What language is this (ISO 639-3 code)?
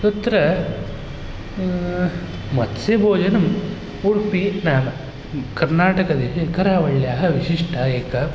san